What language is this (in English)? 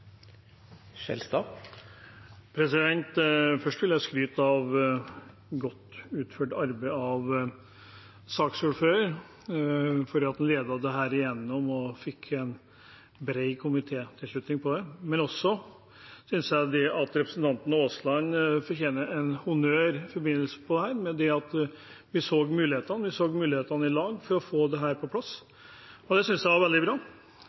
Norwegian